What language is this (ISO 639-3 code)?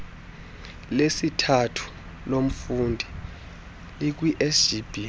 xho